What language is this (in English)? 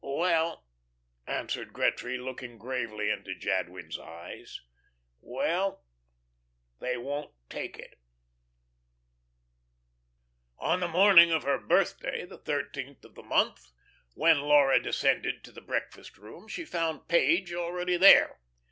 English